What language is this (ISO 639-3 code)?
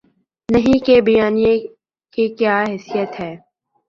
urd